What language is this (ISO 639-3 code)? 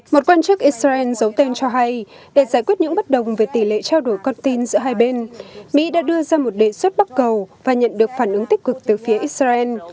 vie